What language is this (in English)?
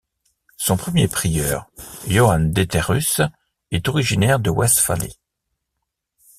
French